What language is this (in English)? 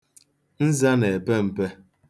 Igbo